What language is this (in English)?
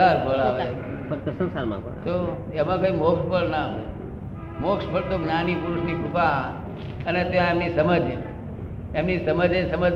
Gujarati